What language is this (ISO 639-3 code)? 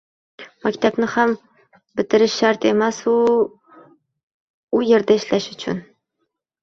uzb